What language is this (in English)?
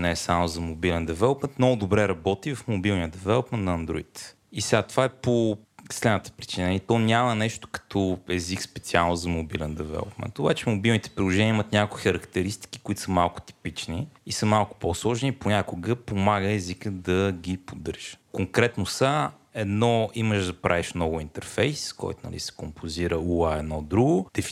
Bulgarian